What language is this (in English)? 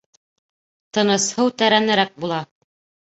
Bashkir